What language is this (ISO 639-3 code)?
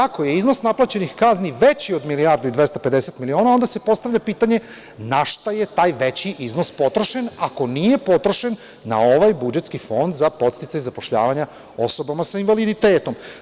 srp